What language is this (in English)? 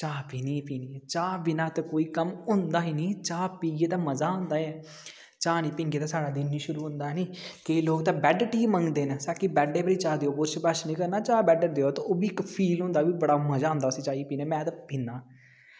Dogri